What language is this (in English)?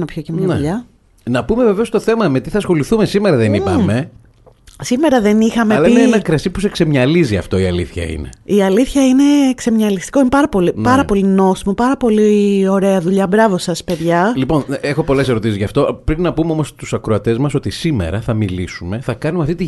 Greek